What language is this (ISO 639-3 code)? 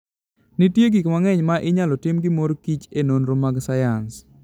luo